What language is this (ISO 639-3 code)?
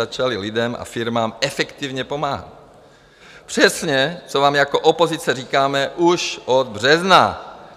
ces